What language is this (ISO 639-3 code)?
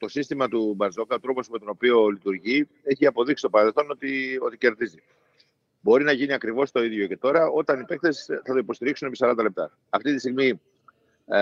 ell